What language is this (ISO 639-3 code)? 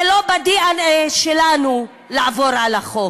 heb